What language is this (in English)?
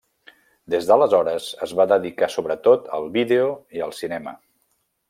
Catalan